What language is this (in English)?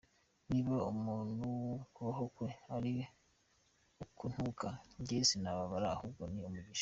Kinyarwanda